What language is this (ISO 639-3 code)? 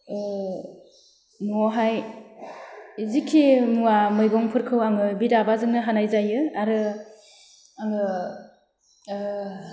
brx